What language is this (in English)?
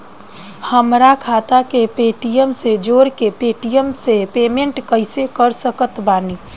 Bhojpuri